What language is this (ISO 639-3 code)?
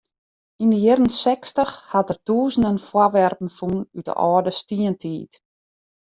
fry